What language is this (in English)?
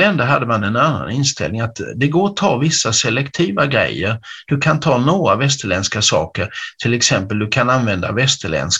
Swedish